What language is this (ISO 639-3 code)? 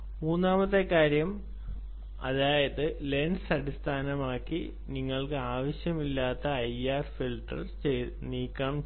mal